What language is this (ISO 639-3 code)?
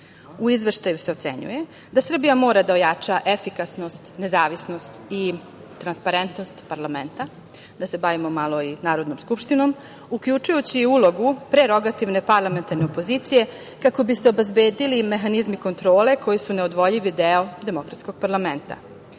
srp